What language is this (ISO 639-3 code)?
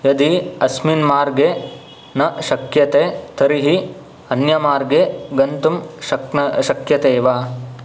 san